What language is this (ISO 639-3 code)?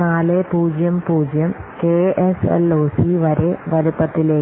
mal